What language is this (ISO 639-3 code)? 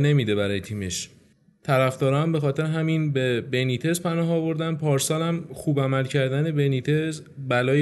fas